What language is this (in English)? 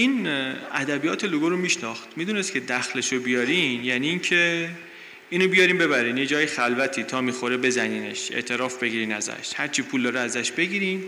Persian